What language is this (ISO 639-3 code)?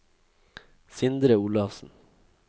nor